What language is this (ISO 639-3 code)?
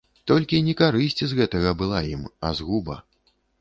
bel